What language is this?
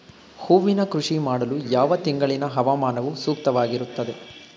Kannada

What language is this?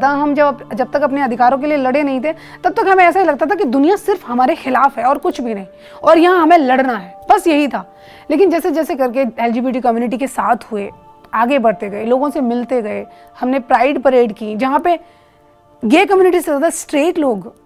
Hindi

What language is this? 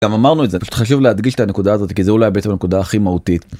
Hebrew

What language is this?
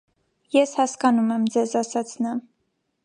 Armenian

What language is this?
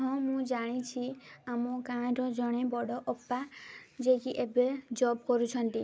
Odia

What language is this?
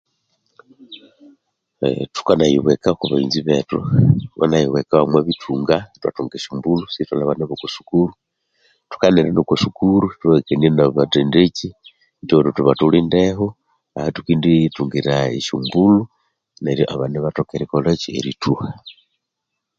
Konzo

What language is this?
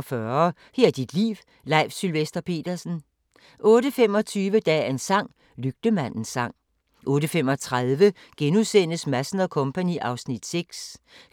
Danish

